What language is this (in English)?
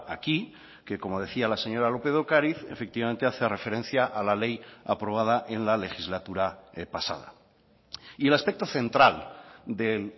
Spanish